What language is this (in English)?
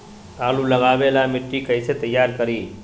Magahi